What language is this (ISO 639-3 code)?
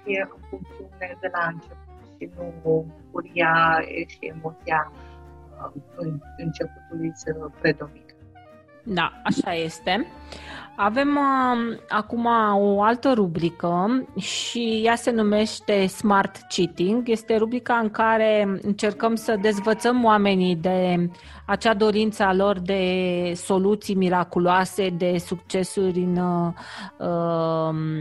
ron